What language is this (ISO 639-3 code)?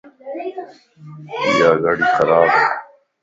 lss